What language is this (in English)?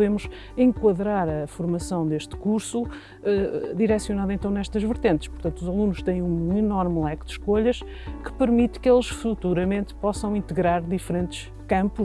Portuguese